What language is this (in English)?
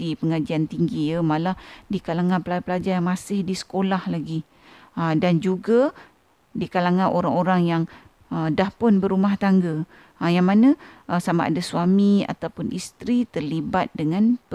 Malay